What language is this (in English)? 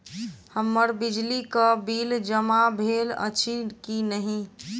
Maithili